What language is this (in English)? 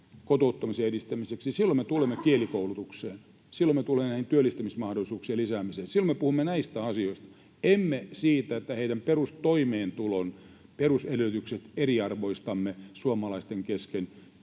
Finnish